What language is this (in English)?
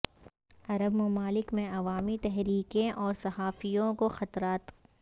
Urdu